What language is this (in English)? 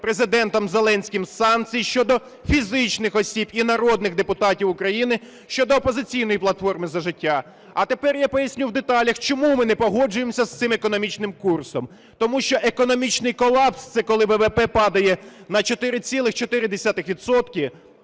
Ukrainian